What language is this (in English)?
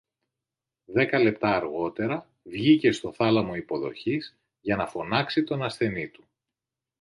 Greek